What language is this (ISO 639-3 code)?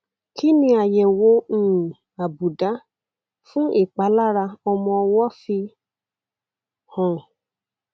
yor